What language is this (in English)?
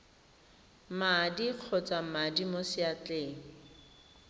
Tswana